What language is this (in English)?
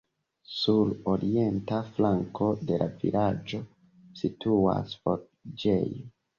Esperanto